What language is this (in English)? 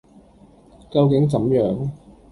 Cantonese